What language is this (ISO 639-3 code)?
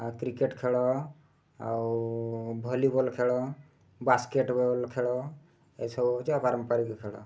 ori